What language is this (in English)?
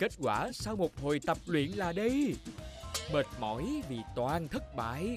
Vietnamese